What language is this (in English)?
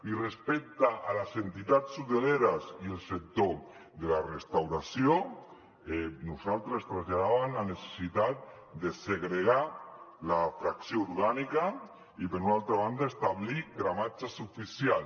Catalan